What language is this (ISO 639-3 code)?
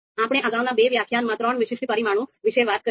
guj